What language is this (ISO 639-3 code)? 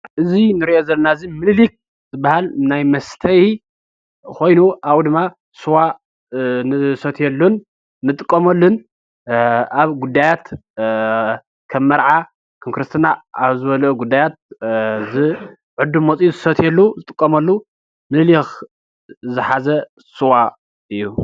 tir